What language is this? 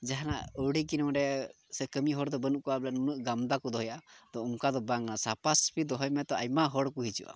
Santali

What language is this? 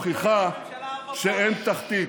Hebrew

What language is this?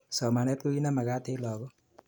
Kalenjin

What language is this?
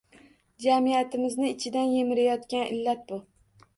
Uzbek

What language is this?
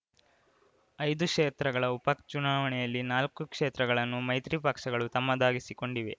Kannada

